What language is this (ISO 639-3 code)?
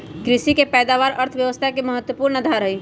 mag